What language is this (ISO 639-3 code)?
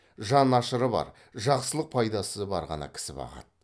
kaz